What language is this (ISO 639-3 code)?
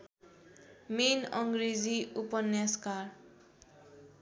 nep